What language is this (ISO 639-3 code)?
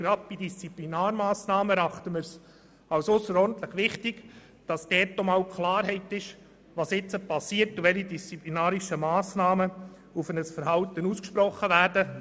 gsw